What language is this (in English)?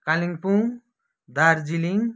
Nepali